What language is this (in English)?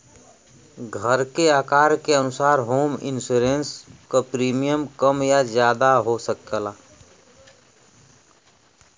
Bhojpuri